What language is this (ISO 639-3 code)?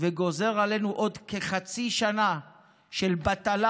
heb